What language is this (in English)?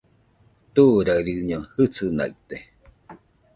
Nüpode Huitoto